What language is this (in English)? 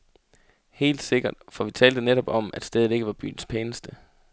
Danish